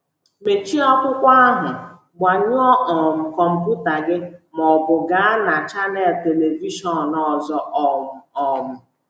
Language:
Igbo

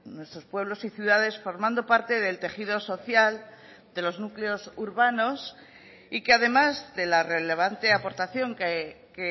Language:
Spanish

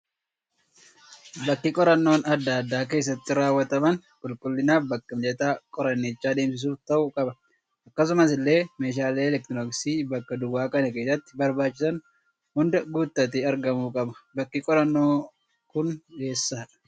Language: Oromo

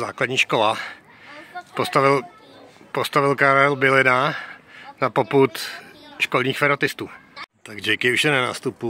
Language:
Czech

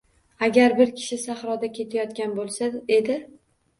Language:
Uzbek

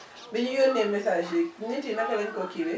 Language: Wolof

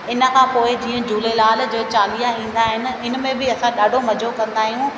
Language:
Sindhi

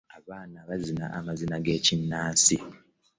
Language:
Ganda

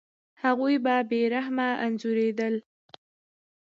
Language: Pashto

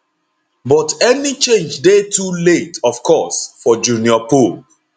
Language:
Nigerian Pidgin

